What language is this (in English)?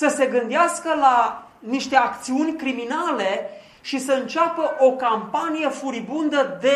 Romanian